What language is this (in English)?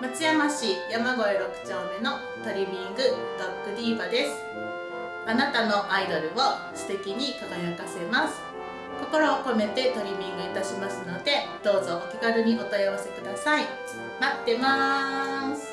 Japanese